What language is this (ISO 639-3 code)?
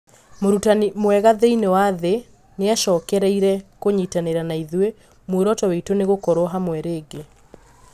kik